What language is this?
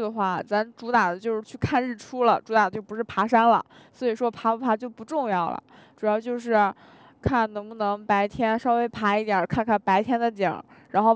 Chinese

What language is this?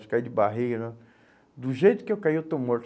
Portuguese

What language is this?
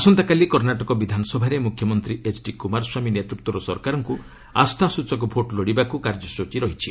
Odia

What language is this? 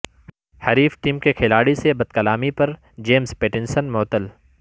Urdu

